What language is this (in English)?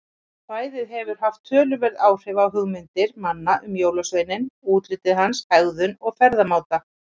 Icelandic